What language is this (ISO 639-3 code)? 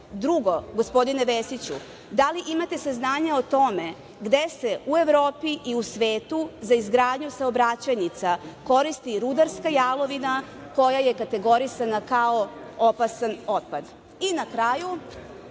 srp